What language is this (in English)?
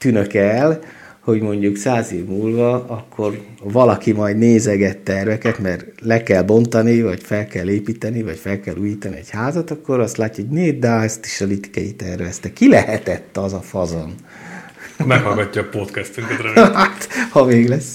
Hungarian